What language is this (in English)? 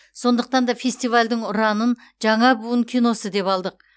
Kazakh